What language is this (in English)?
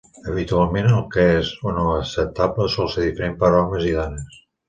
Catalan